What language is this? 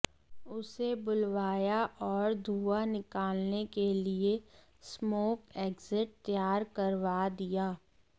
Hindi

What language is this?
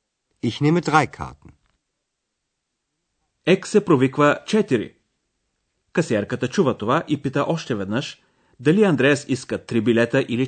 Bulgarian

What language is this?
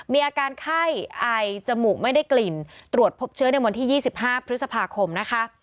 Thai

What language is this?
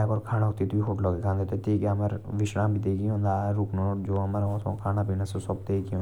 Jaunsari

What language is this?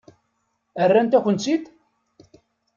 Kabyle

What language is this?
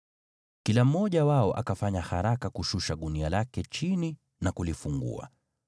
Swahili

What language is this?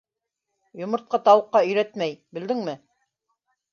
Bashkir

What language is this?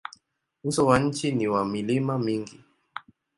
Swahili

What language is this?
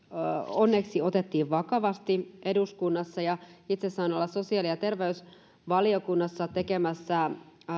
Finnish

